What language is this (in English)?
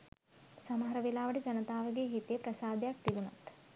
Sinhala